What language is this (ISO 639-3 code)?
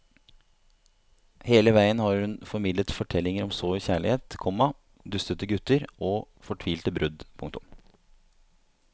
nor